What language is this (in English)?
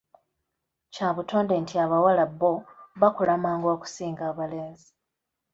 Ganda